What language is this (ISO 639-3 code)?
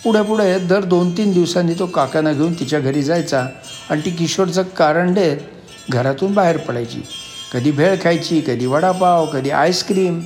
mar